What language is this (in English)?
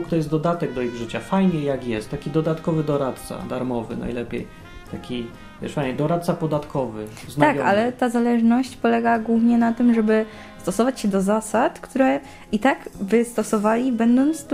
Polish